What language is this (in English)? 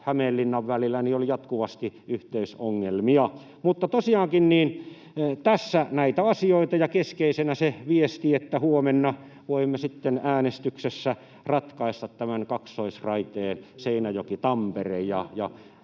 Finnish